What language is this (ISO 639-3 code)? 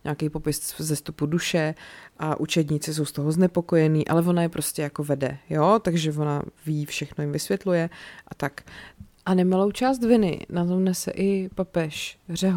ces